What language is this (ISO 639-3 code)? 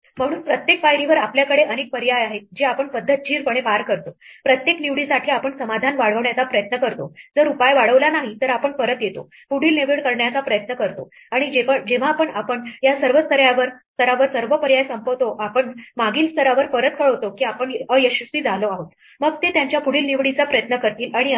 mar